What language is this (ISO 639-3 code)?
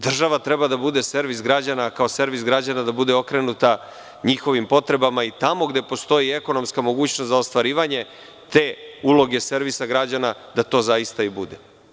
srp